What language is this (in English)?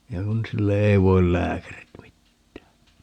Finnish